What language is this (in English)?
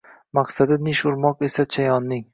Uzbek